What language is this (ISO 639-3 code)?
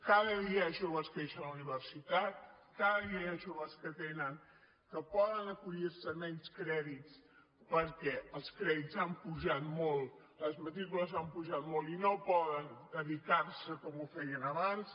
cat